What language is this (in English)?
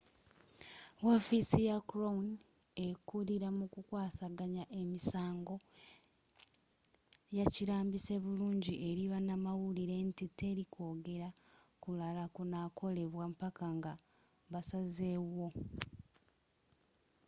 Ganda